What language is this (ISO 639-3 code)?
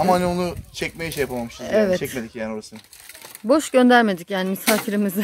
tur